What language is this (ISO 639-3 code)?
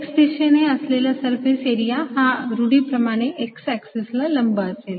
mar